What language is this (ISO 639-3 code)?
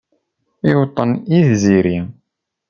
kab